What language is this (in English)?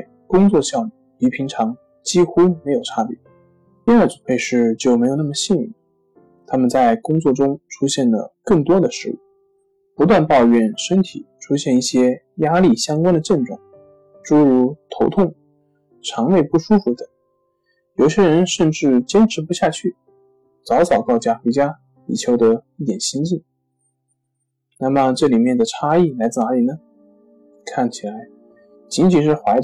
Chinese